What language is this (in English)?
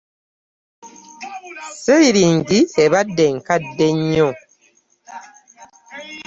Ganda